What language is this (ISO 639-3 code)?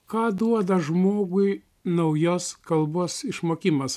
lit